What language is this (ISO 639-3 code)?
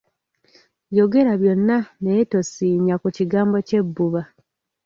lug